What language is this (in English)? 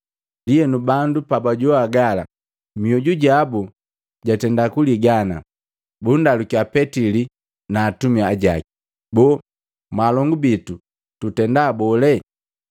Matengo